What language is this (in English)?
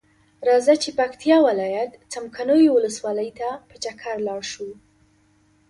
Pashto